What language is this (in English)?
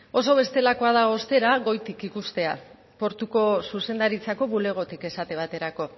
Basque